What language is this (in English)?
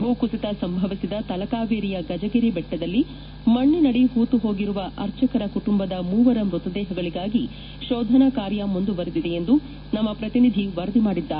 Kannada